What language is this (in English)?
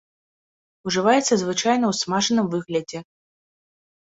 Belarusian